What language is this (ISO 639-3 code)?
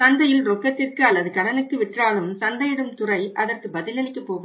tam